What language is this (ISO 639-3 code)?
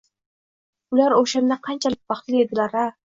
uzb